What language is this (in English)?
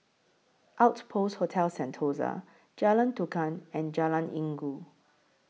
English